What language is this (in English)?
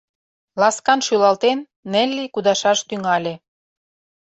Mari